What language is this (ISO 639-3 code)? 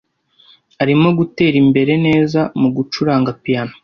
kin